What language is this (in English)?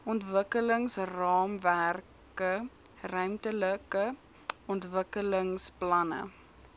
Afrikaans